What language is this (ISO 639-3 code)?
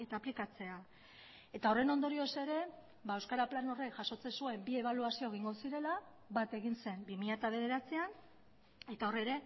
eus